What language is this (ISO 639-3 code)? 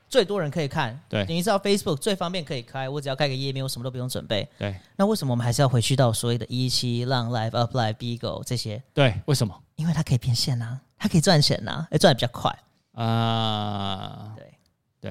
zho